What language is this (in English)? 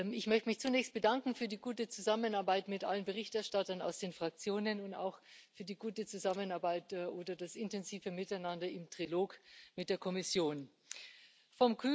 German